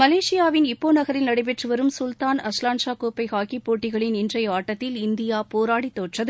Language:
Tamil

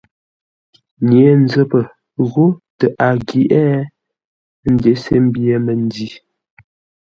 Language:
Ngombale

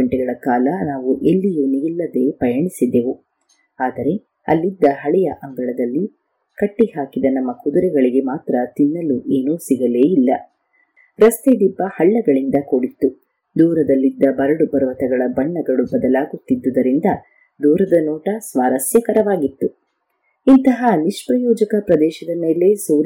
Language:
Kannada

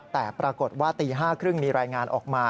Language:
Thai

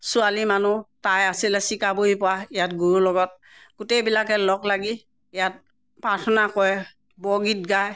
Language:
Assamese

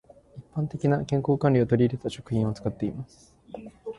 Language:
Japanese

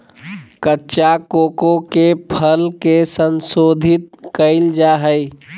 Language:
Magahi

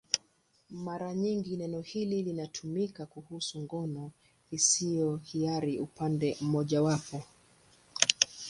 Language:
Swahili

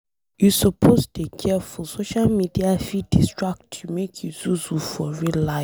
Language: Nigerian Pidgin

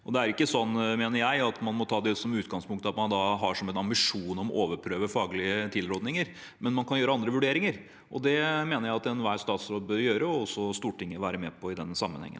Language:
Norwegian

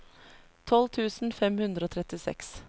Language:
Norwegian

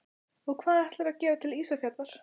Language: Icelandic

